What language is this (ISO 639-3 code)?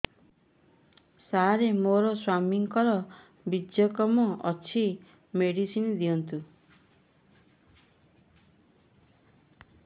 ori